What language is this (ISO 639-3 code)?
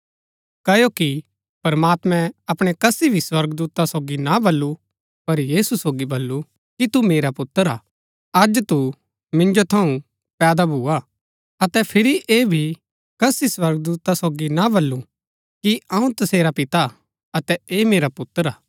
gbk